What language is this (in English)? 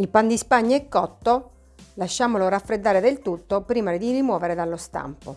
Italian